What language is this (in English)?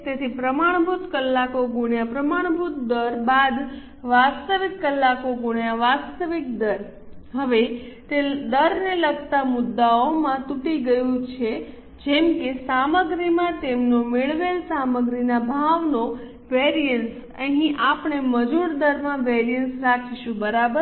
Gujarati